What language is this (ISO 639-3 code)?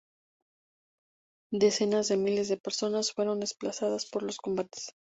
spa